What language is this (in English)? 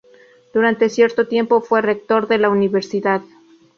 Spanish